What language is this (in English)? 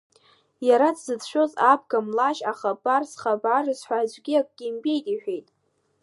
Abkhazian